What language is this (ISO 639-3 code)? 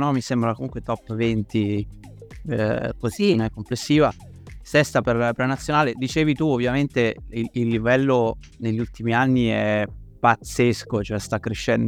ita